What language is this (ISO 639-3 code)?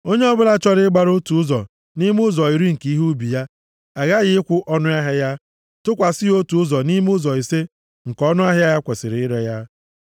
ibo